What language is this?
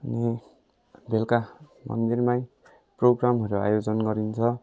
Nepali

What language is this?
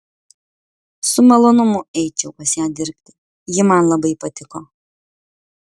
Lithuanian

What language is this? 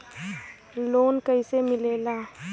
Bhojpuri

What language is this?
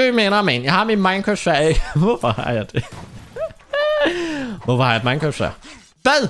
Danish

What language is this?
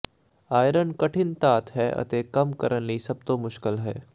Punjabi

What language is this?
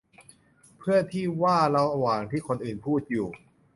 Thai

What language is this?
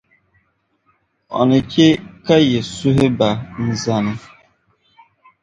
Dagbani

